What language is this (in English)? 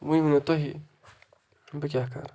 Kashmiri